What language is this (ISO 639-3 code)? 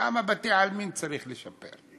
heb